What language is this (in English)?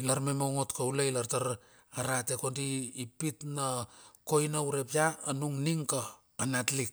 Bilur